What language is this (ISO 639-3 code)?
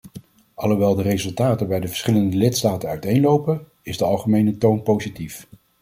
nld